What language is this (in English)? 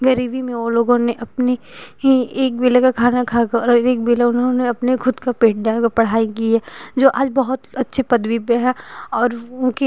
Hindi